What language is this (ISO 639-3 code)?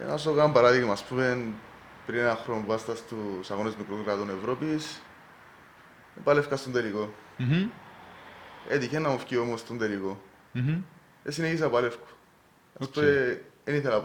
ell